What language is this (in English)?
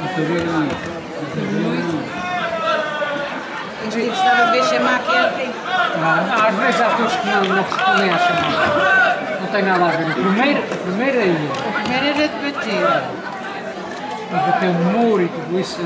Portuguese